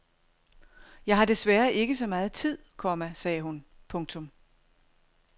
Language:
Danish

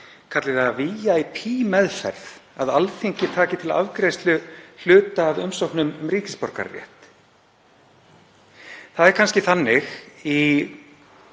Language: Icelandic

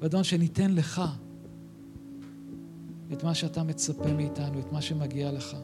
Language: Hebrew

